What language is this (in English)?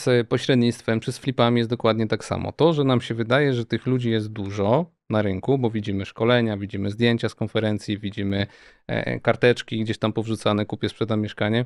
Polish